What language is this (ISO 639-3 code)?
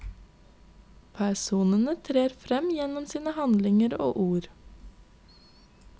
nor